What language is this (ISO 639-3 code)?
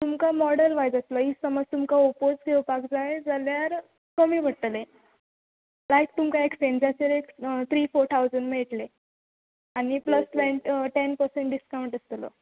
kok